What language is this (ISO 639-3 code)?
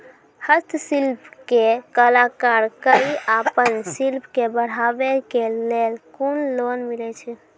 mai